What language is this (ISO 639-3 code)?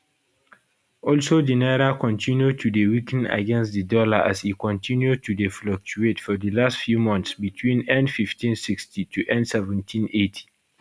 pcm